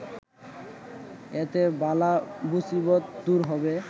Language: Bangla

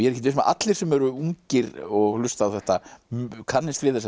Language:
Icelandic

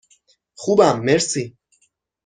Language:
Persian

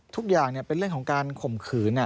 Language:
Thai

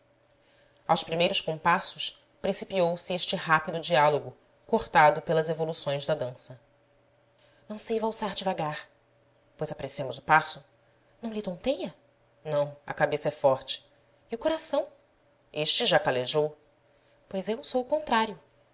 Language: Portuguese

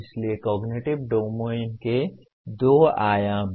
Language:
Hindi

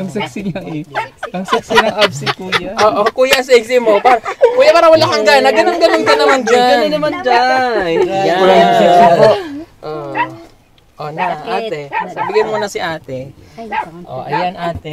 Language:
Filipino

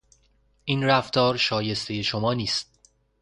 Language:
Persian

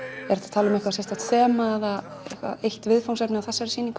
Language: Icelandic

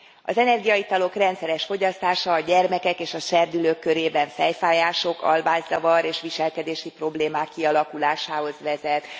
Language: Hungarian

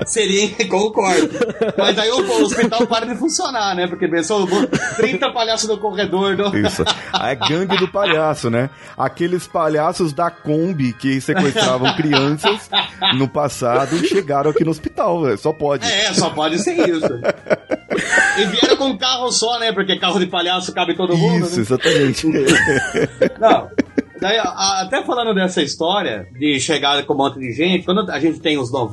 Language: Portuguese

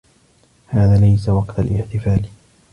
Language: Arabic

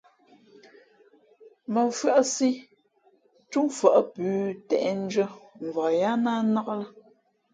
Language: Fe'fe'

